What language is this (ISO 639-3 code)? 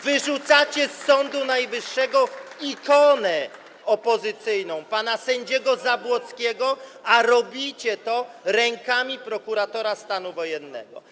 pol